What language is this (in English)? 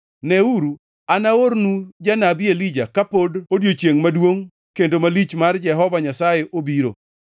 Luo (Kenya and Tanzania)